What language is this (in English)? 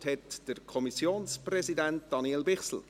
Swiss German